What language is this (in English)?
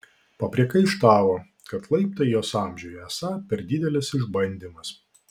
Lithuanian